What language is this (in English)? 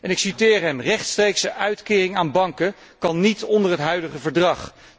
Dutch